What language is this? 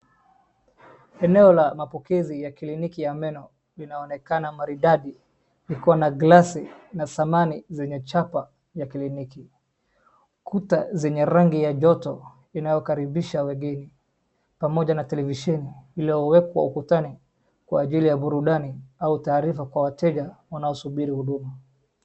Swahili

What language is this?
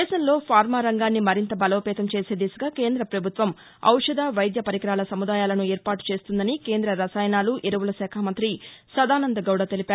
Telugu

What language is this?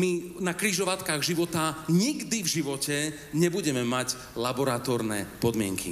Slovak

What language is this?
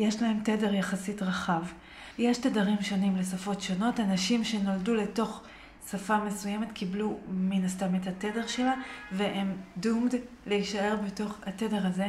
Hebrew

